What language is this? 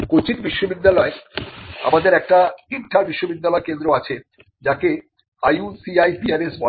Bangla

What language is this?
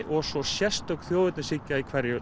Icelandic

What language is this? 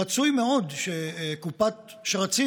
Hebrew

